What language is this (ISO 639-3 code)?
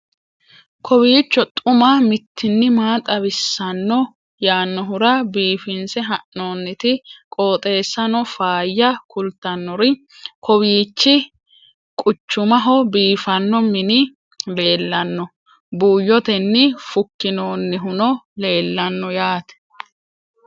sid